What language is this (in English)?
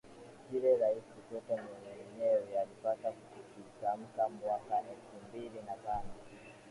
Swahili